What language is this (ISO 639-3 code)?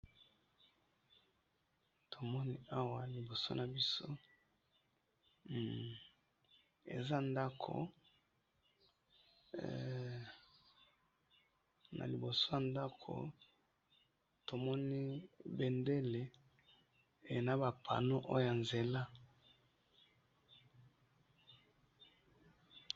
lin